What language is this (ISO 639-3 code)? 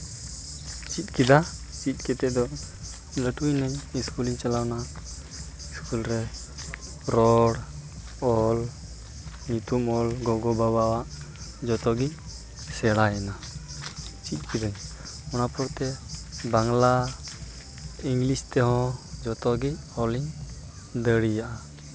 sat